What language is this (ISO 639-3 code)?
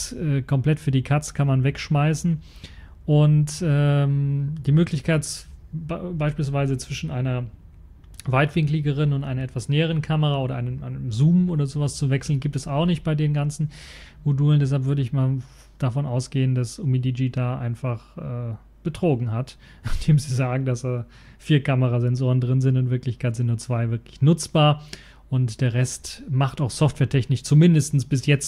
deu